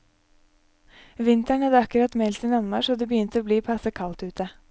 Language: Norwegian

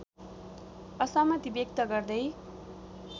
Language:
Nepali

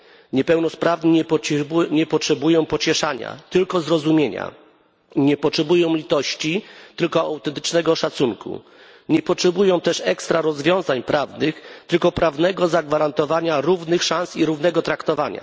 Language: Polish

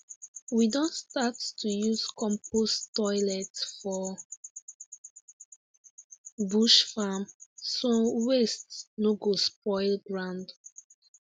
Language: Nigerian Pidgin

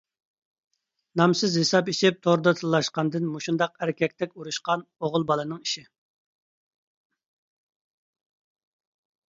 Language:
Uyghur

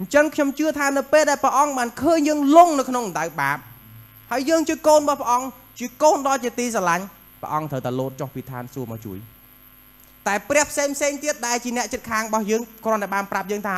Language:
Thai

